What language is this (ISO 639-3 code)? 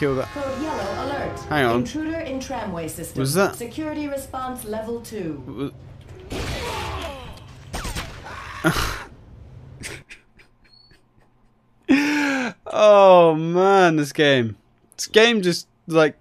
eng